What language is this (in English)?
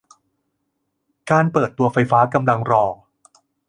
Thai